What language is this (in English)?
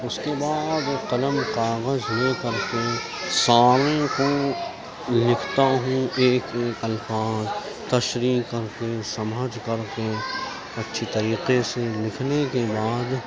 Urdu